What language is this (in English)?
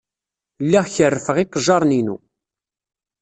Kabyle